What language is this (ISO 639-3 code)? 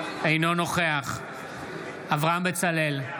heb